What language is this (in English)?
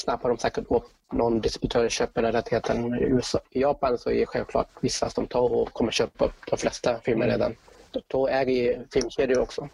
Swedish